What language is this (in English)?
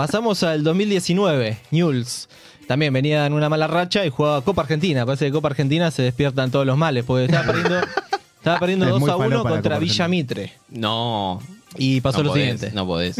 Spanish